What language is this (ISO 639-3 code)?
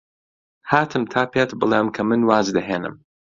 ckb